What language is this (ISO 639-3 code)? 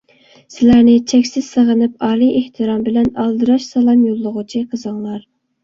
uig